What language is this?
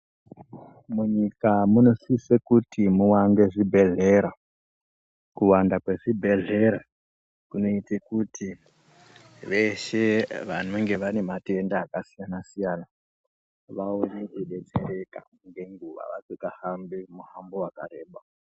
Ndau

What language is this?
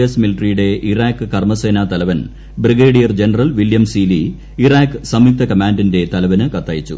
Malayalam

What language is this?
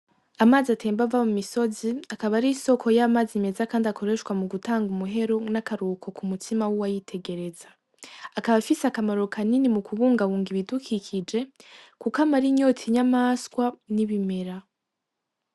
Rundi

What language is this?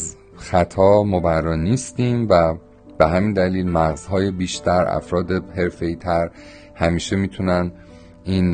Persian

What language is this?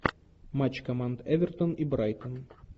Russian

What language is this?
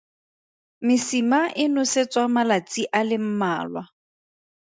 Tswana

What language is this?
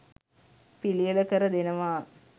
Sinhala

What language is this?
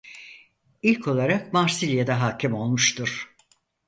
Turkish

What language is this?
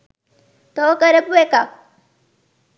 Sinhala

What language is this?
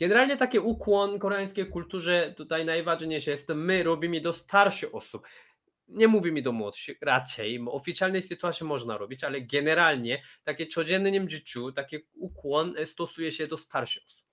Polish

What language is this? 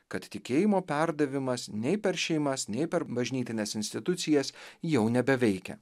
Lithuanian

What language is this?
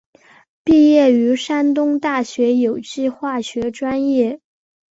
Chinese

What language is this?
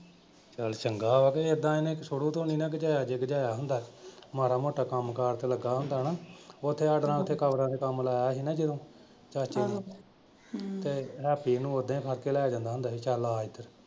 Punjabi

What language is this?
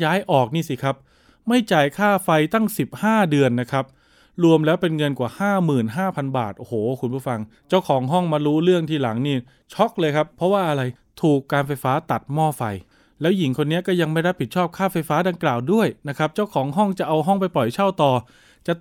Thai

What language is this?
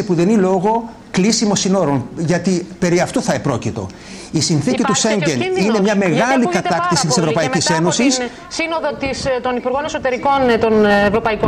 Greek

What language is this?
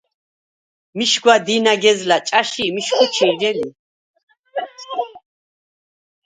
Svan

